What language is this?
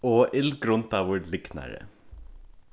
Faroese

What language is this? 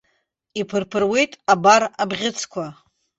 Abkhazian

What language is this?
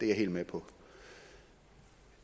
Danish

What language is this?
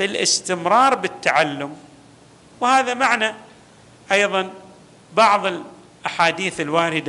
Arabic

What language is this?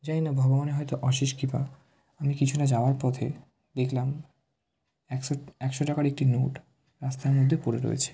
Bangla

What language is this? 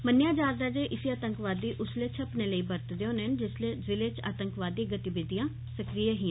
Dogri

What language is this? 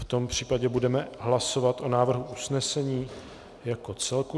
Czech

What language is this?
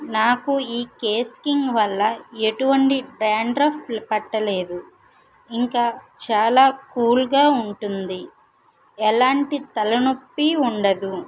Telugu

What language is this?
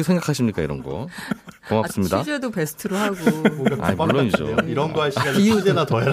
Korean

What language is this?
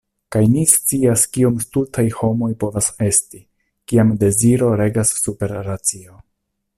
Esperanto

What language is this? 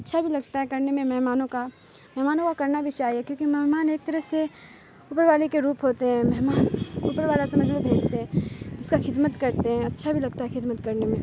Urdu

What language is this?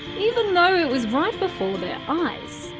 English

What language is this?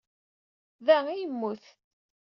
Kabyle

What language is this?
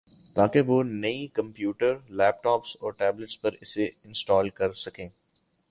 Urdu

